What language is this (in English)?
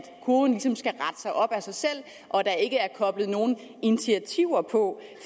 Danish